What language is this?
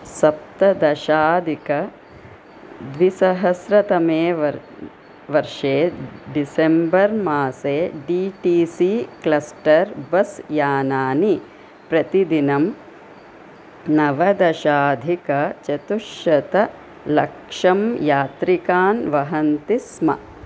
Sanskrit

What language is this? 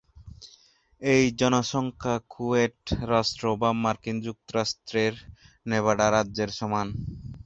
Bangla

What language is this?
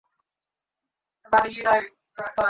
Bangla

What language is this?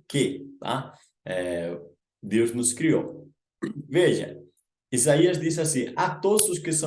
Portuguese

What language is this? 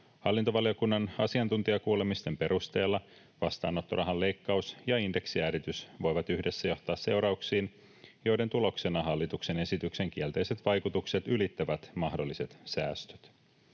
Finnish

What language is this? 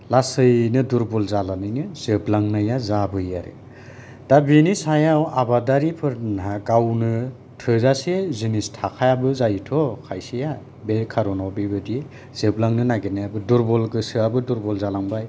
Bodo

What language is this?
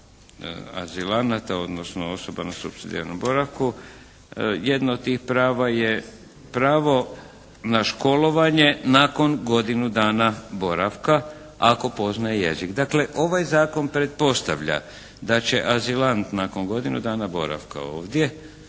Croatian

